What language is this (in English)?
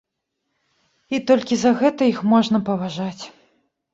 Belarusian